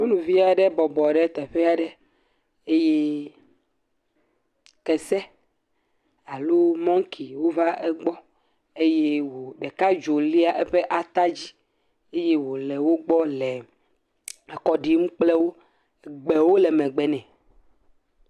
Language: Ewe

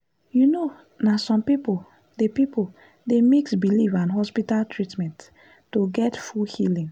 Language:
Nigerian Pidgin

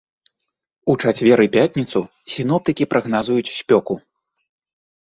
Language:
Belarusian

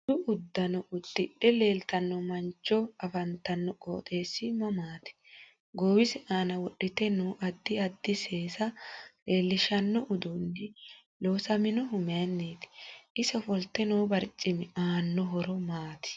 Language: Sidamo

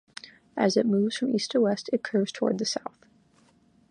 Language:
English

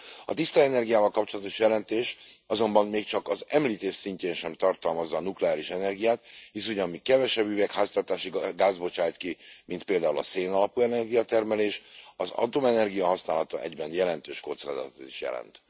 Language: Hungarian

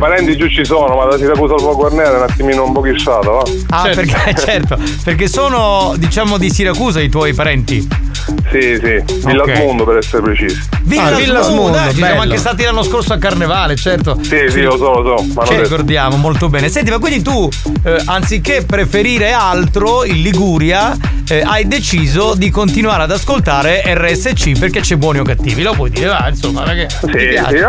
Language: Italian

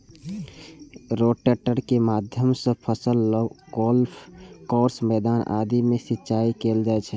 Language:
Maithili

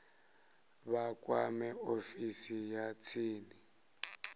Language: Venda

